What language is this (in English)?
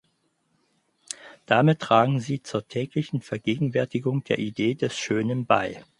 German